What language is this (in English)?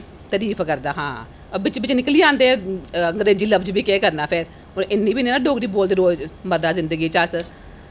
Dogri